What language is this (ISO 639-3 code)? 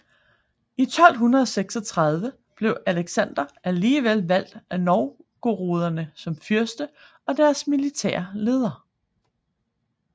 dan